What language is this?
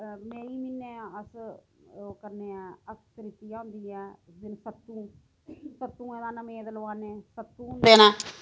Dogri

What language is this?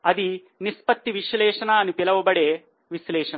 Telugu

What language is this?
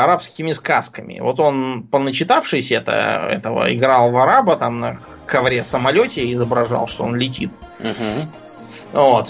Russian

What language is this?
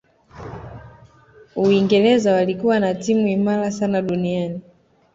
Swahili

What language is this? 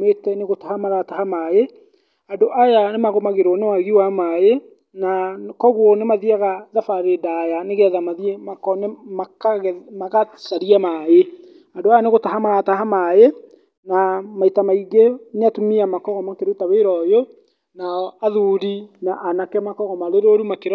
Kikuyu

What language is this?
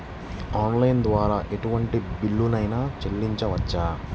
Telugu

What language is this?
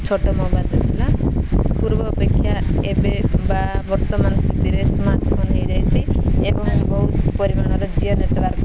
Odia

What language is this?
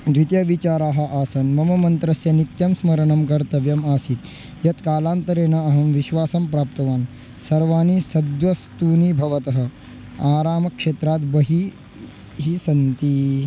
Sanskrit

